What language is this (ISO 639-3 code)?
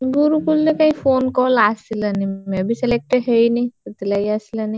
ori